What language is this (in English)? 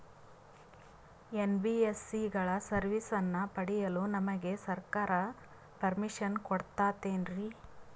Kannada